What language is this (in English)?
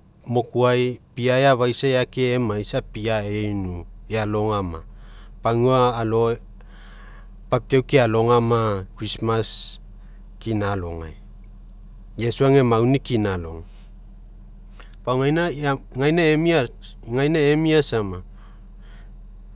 Mekeo